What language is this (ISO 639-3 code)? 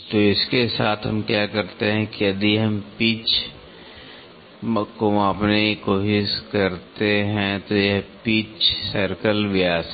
hin